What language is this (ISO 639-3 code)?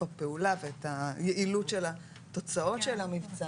heb